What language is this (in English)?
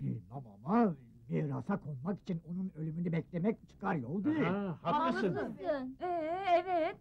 Turkish